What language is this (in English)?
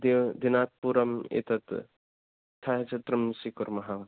Sanskrit